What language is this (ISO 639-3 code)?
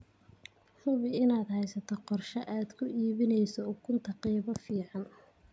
som